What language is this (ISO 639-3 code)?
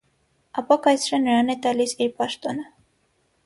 hye